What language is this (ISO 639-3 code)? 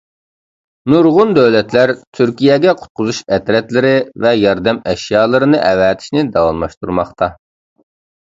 uig